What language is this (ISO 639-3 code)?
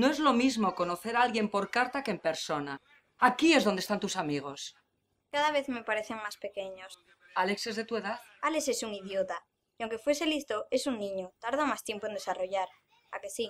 spa